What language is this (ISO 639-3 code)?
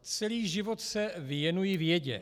ces